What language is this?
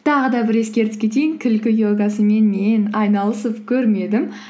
Kazakh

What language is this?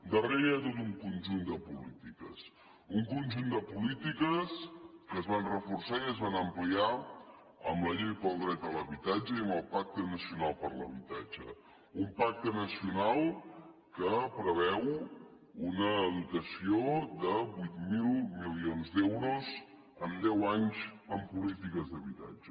Catalan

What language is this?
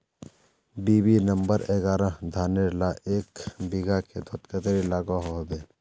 Magahi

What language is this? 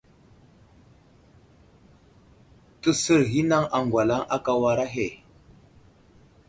Wuzlam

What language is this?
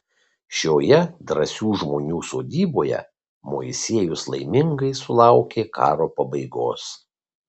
Lithuanian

